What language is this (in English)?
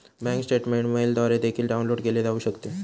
Marathi